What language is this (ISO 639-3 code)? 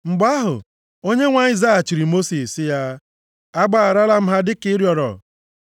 ibo